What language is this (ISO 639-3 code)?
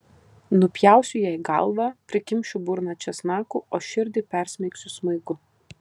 lit